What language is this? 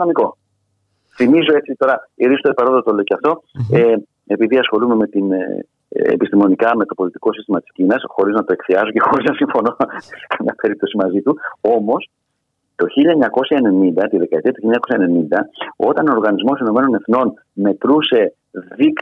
Greek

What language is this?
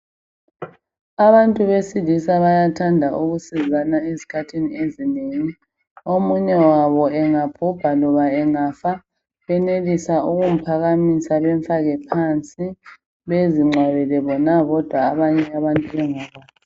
North Ndebele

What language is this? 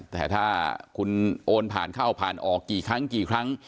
Thai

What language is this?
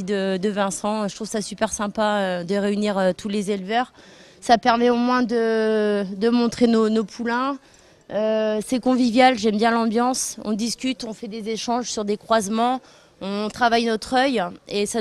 French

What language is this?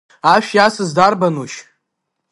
Abkhazian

